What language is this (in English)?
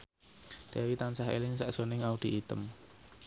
Javanese